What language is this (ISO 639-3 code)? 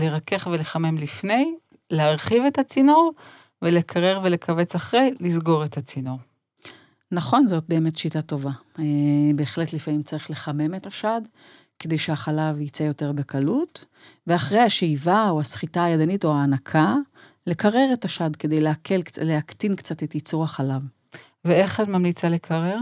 heb